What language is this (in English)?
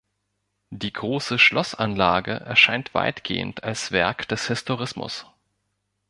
German